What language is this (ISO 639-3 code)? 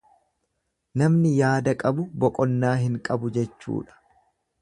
orm